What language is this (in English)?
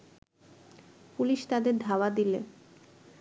Bangla